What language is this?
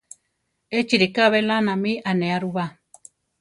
Central Tarahumara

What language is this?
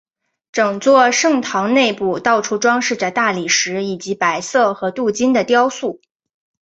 Chinese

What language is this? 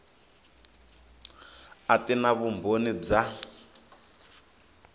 Tsonga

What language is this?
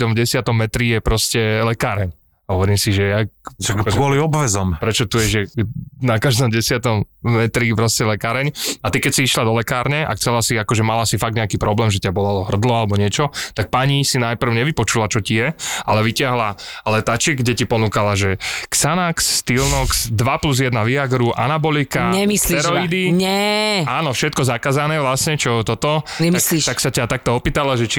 Slovak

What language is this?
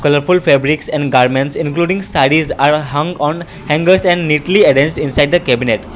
English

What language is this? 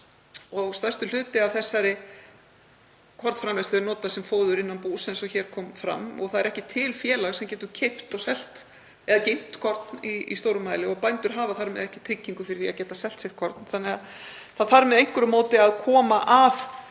Icelandic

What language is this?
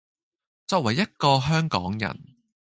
Cantonese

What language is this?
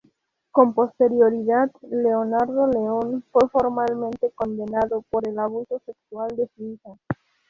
Spanish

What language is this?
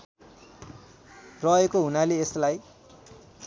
Nepali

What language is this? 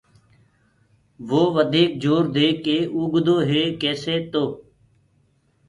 Gurgula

